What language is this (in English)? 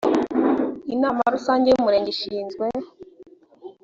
Kinyarwanda